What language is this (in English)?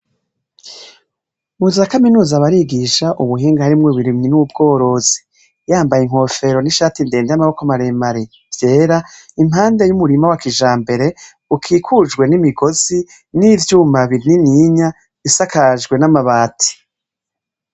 Rundi